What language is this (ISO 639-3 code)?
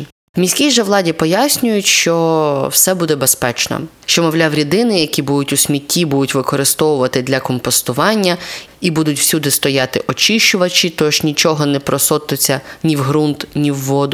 ukr